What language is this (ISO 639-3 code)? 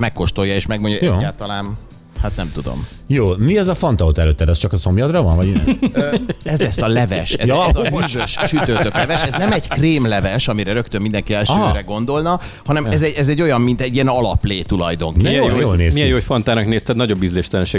hun